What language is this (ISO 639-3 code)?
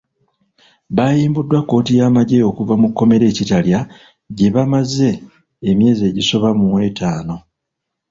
lug